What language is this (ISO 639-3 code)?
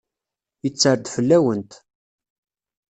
kab